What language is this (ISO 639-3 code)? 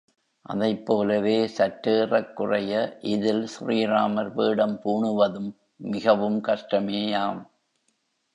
tam